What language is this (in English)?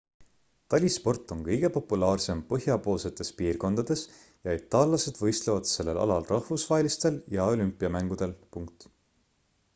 Estonian